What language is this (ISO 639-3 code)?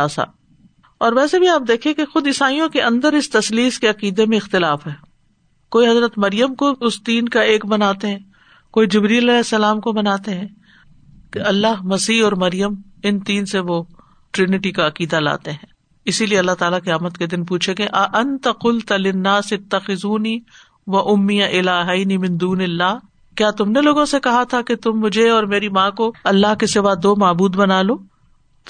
urd